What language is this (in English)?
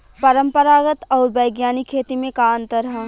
Bhojpuri